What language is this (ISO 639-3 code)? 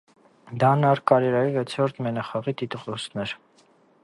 hye